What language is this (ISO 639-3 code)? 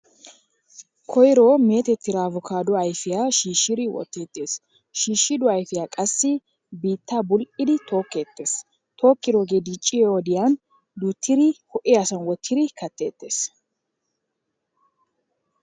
wal